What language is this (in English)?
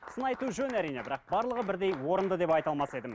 Kazakh